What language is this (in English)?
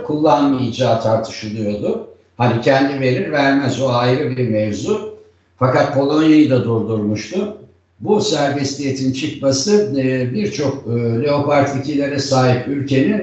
Turkish